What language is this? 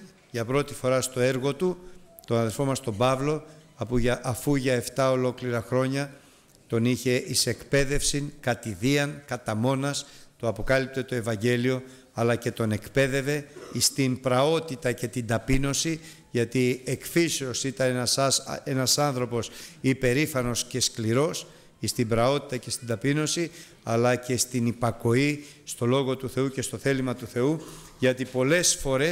Greek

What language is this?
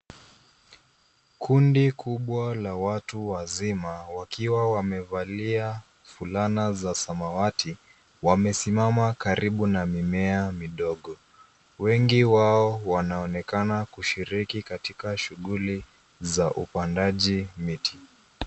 Swahili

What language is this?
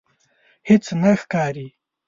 Pashto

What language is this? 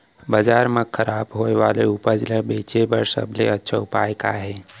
Chhattisgarhi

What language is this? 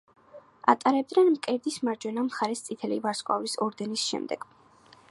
Georgian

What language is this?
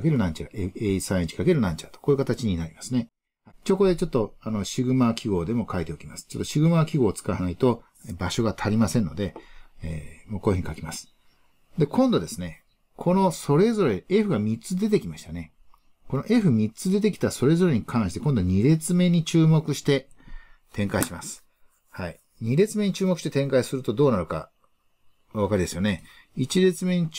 Japanese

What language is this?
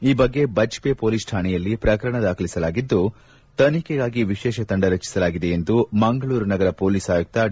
Kannada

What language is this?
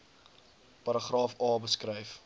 Afrikaans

